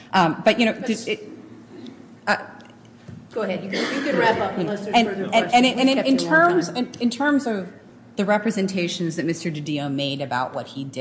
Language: English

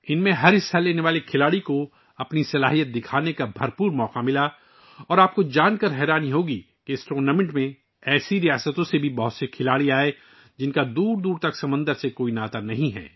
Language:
Urdu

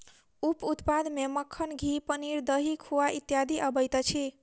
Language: Maithili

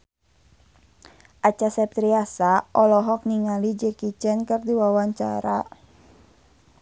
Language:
Sundanese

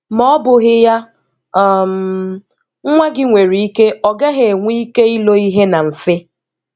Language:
Igbo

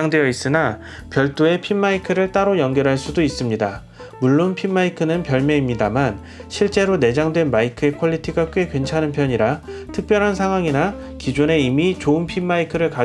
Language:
Korean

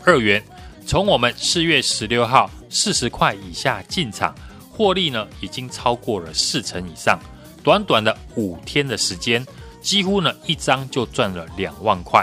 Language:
Chinese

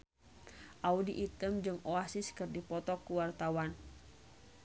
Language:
Sundanese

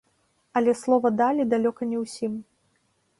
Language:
Belarusian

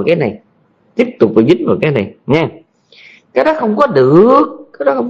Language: Vietnamese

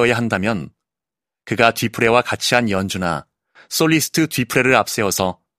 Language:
Korean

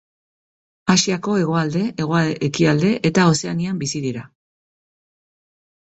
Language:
Basque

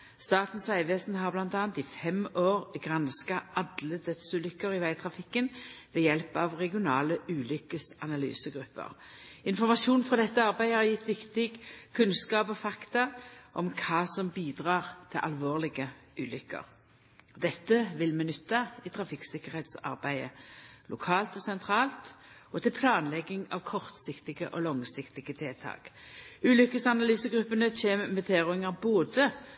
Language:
Norwegian Nynorsk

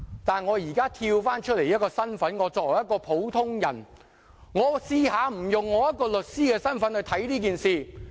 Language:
Cantonese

